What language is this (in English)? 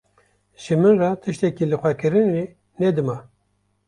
Kurdish